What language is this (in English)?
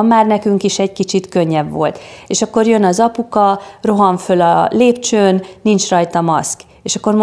Hungarian